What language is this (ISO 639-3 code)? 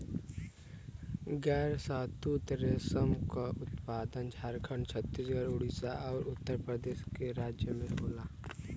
bho